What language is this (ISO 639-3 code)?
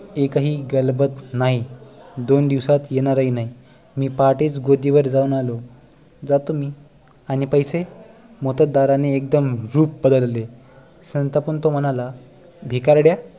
mar